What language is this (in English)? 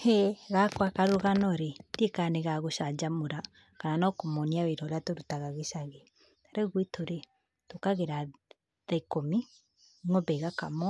Kikuyu